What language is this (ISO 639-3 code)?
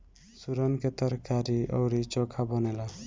bho